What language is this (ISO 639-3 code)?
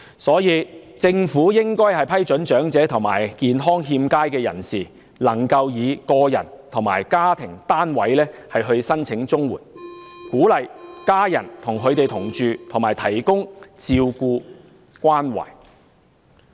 yue